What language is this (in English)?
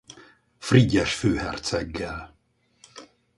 Hungarian